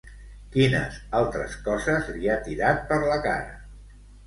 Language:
Catalan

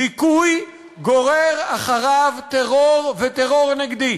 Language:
Hebrew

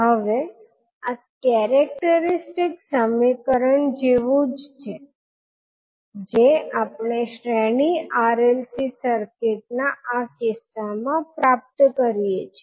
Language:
Gujarati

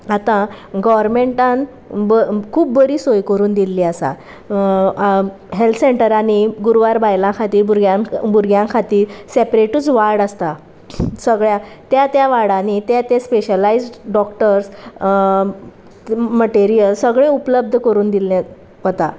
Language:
Konkani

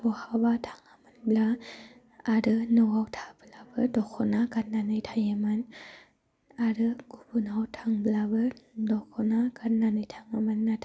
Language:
Bodo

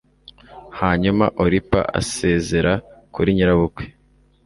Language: Kinyarwanda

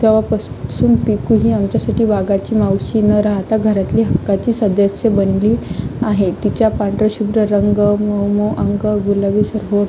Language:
Marathi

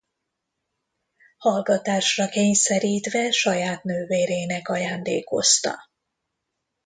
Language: Hungarian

